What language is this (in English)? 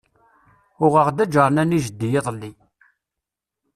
Kabyle